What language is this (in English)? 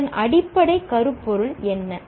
Tamil